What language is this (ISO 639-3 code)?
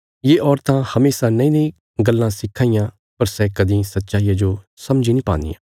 kfs